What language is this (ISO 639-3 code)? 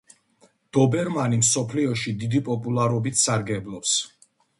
kat